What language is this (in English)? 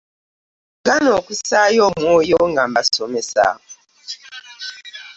Ganda